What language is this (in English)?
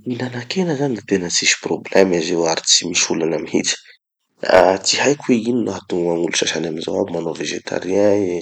Tanosy Malagasy